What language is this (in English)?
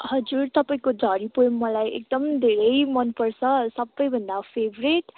Nepali